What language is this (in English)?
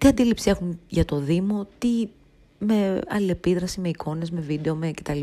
Greek